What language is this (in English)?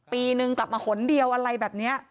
Thai